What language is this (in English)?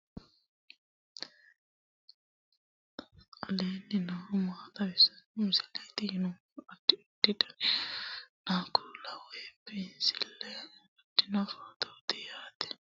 Sidamo